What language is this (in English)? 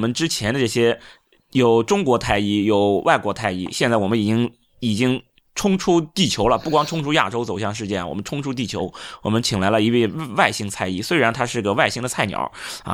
Chinese